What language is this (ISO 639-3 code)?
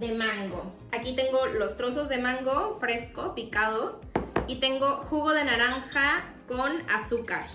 spa